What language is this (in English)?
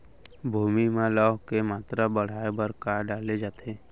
Chhattisgarhi